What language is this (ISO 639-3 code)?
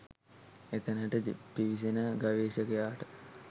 sin